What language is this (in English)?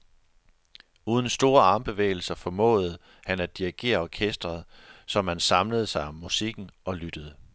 Danish